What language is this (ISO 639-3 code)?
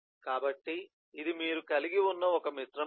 tel